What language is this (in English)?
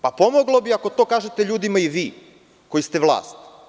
Serbian